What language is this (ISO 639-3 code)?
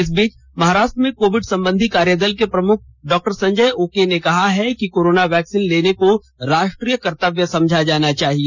hin